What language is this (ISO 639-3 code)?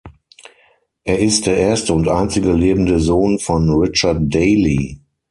deu